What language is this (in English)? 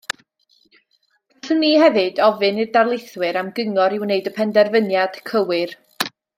Welsh